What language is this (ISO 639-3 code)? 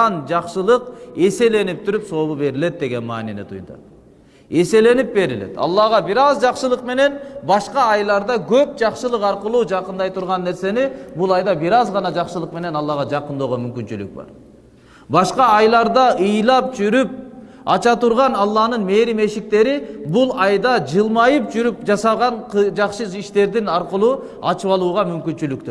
tur